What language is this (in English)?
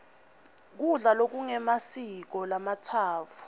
Swati